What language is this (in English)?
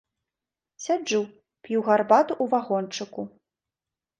Belarusian